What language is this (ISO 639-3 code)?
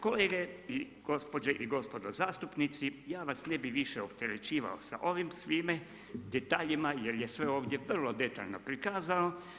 hrv